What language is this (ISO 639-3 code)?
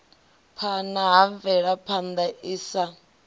ven